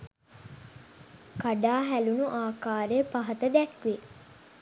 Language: Sinhala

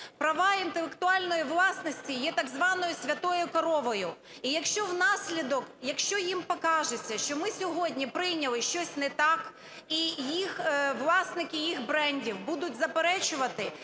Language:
Ukrainian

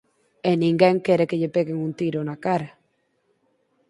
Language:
Galician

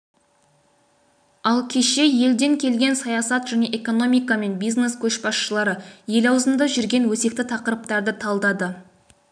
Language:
Kazakh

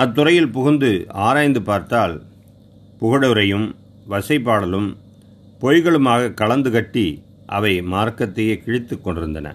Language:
Tamil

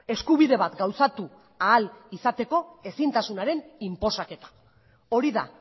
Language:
Basque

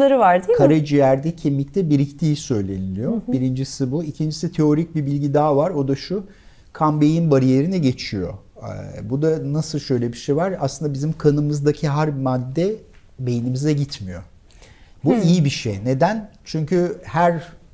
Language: Turkish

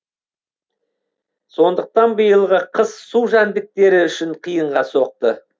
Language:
Kazakh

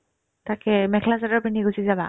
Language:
Assamese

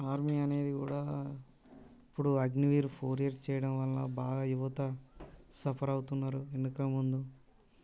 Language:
Telugu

